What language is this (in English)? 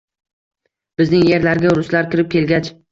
Uzbek